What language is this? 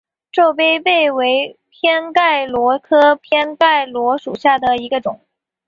Chinese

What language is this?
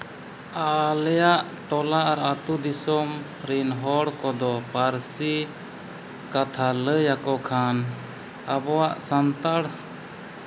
Santali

